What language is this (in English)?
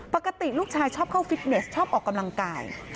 Thai